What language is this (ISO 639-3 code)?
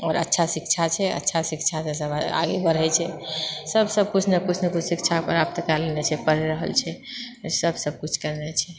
mai